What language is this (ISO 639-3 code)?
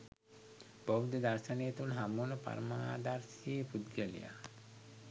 sin